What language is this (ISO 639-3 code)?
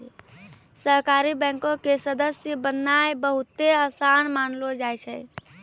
mai